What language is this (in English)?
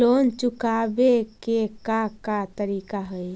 Magahi